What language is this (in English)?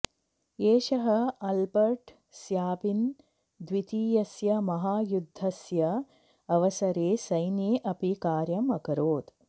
Sanskrit